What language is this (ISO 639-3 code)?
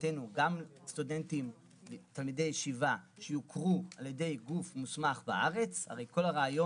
heb